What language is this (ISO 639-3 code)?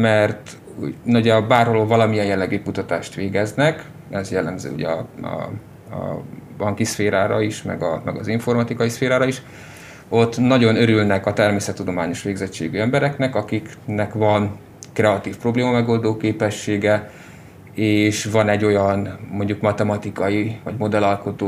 hun